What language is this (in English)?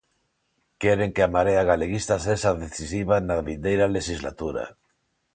Galician